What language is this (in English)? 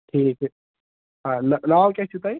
Kashmiri